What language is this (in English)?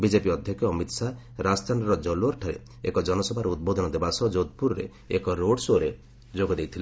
Odia